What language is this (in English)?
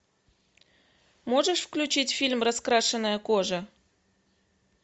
Russian